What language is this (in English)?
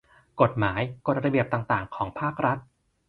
Thai